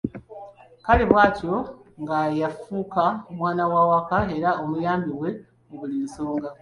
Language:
Ganda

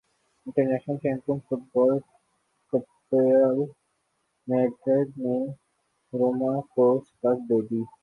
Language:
Urdu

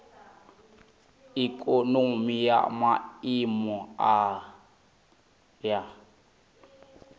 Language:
Venda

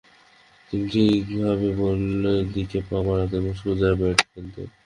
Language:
Bangla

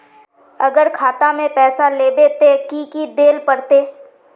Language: Magahi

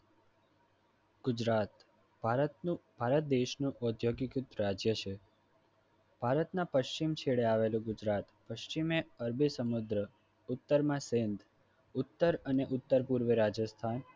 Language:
Gujarati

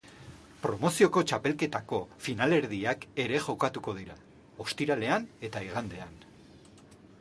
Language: Basque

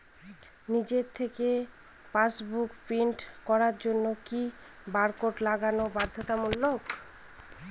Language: Bangla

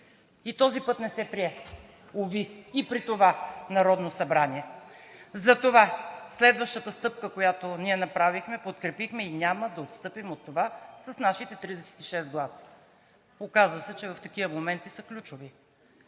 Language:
Bulgarian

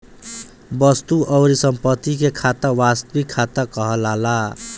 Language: Bhojpuri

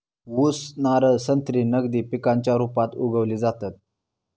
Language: Marathi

